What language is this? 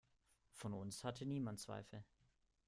German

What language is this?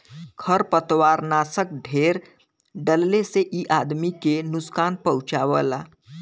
Bhojpuri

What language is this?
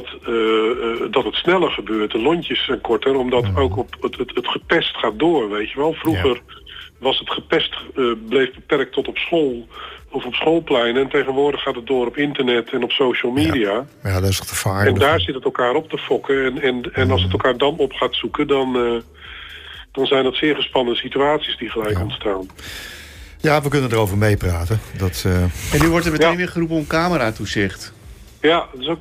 Dutch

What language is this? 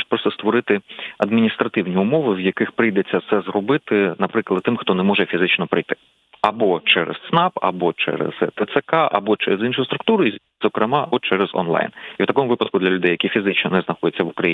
Ukrainian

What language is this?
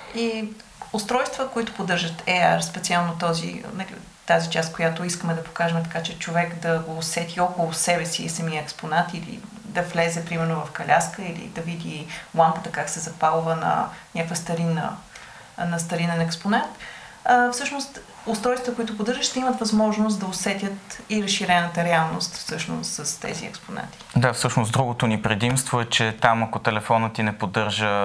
Bulgarian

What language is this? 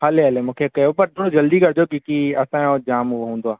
Sindhi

